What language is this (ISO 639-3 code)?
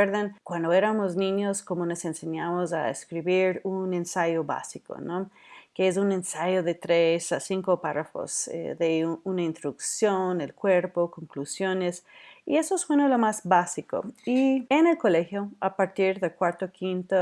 spa